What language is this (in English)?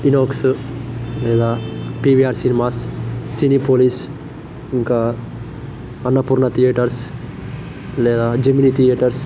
Telugu